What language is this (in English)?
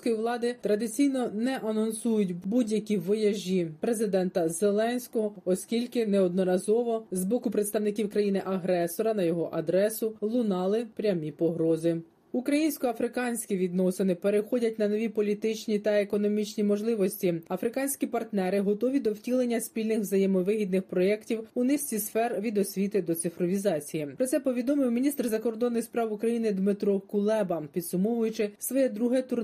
Ukrainian